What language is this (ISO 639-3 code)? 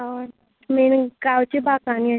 kok